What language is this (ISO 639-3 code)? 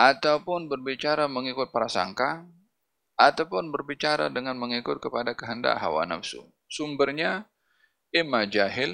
msa